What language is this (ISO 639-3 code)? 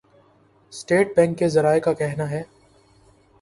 urd